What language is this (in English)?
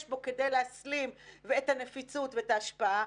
Hebrew